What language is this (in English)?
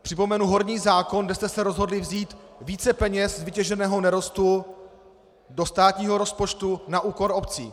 Czech